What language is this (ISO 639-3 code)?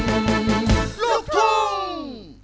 tha